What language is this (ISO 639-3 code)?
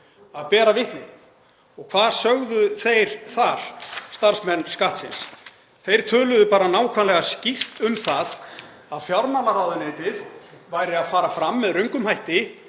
isl